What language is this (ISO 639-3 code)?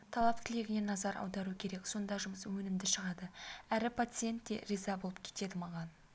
kaz